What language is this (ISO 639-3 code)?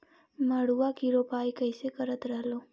mag